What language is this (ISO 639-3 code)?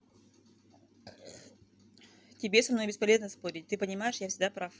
rus